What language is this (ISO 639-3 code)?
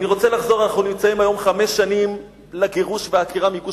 heb